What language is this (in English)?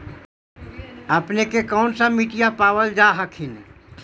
Magahi